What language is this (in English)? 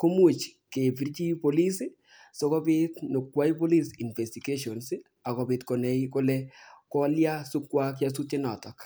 Kalenjin